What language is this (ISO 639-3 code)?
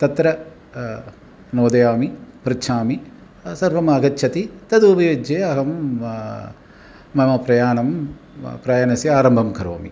san